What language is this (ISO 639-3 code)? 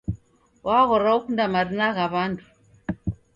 dav